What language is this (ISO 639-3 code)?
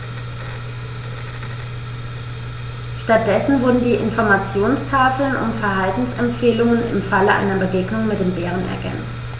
deu